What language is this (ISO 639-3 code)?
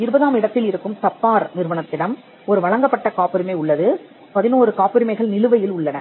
tam